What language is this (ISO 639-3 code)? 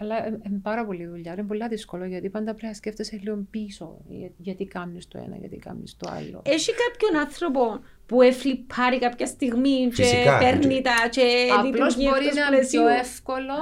ell